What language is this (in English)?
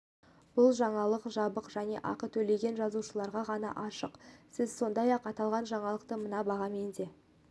Kazakh